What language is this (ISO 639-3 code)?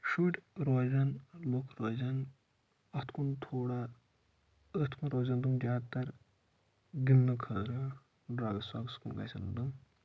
kas